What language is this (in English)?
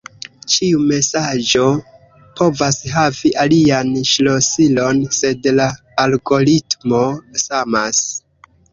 Esperanto